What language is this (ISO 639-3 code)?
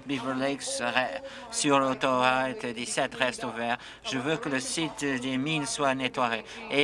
fra